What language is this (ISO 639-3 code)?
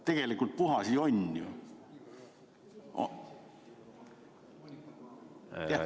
est